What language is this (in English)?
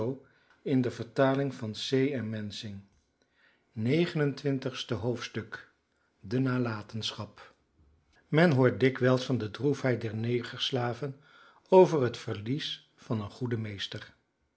Dutch